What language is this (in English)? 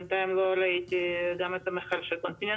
Hebrew